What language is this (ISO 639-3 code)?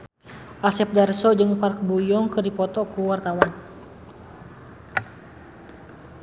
sun